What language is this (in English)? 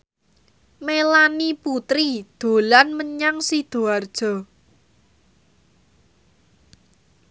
Javanese